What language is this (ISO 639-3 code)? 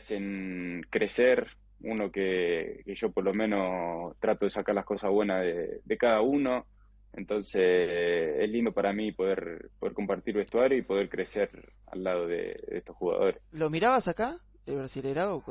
spa